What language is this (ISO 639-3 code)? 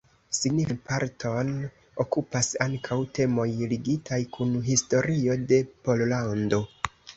epo